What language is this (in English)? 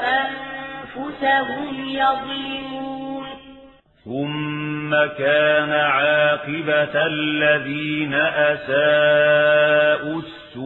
Arabic